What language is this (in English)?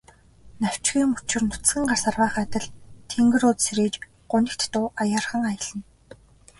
Mongolian